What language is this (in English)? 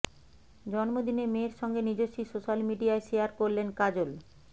Bangla